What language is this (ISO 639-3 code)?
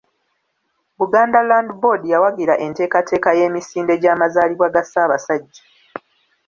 lug